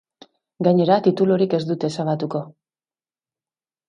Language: Basque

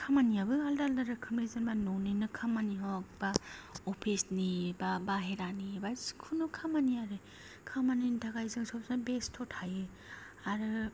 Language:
Bodo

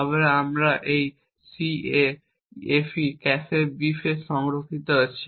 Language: Bangla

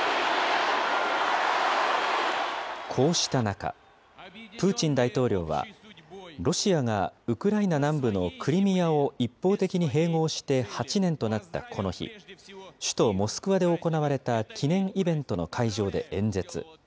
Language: Japanese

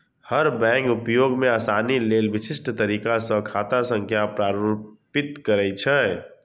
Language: Maithili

